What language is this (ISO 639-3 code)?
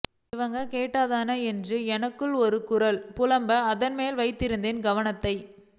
tam